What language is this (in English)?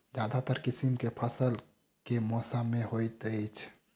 Maithili